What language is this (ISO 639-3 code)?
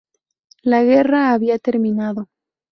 spa